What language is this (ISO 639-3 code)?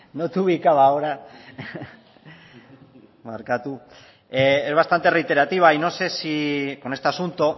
spa